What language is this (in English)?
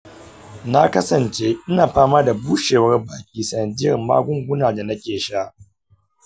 Hausa